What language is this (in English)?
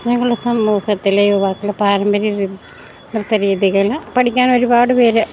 Malayalam